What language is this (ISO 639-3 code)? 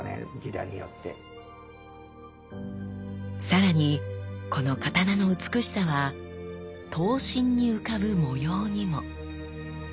jpn